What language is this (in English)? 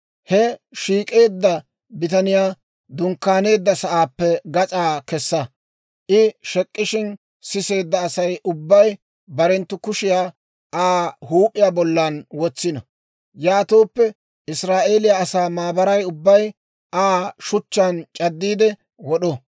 Dawro